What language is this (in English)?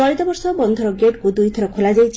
Odia